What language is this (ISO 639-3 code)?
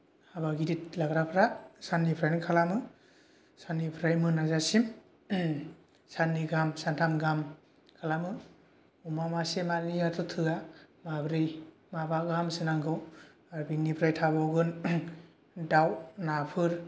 brx